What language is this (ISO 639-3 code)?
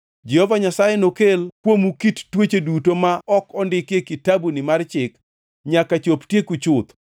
luo